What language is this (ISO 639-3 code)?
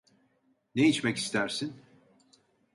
tur